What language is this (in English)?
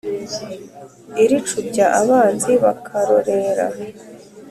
Kinyarwanda